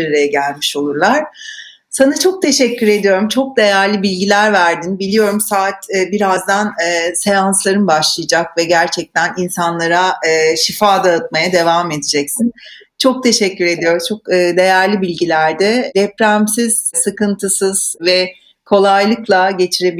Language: Turkish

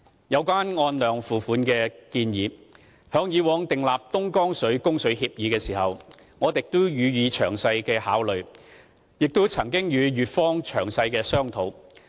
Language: Cantonese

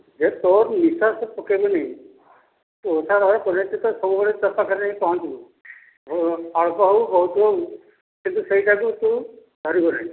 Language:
Odia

